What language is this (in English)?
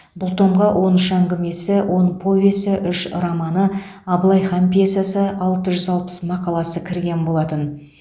Kazakh